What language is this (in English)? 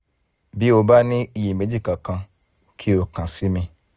Yoruba